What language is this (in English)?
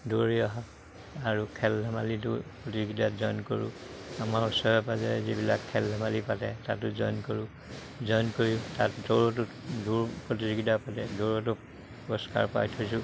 Assamese